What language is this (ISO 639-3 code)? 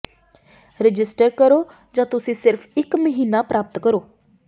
pan